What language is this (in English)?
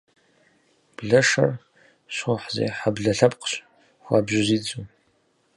Kabardian